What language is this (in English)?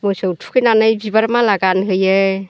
Bodo